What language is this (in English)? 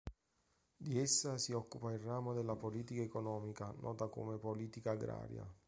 Italian